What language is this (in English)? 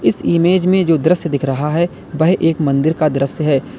Hindi